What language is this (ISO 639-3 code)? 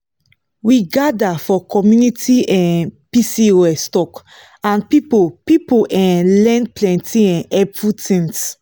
pcm